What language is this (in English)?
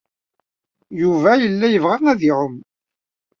Kabyle